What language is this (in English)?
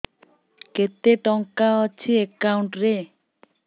Odia